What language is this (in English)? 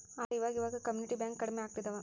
Kannada